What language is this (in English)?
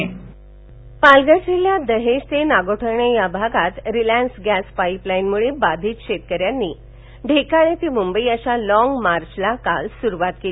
Marathi